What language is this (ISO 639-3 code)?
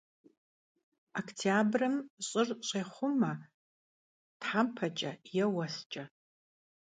kbd